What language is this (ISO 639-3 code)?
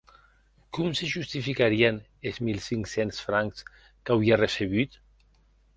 oci